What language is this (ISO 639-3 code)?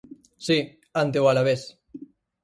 glg